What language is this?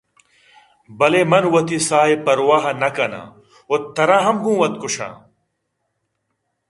Eastern Balochi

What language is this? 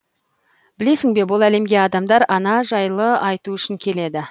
Kazakh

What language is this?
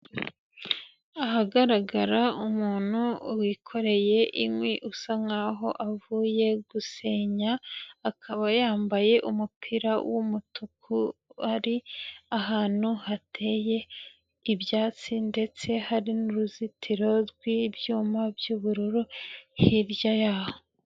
Kinyarwanda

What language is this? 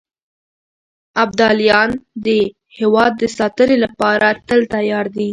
Pashto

